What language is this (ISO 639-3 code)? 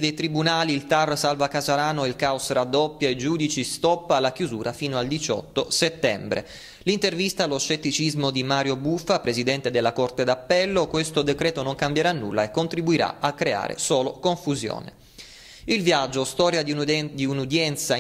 ita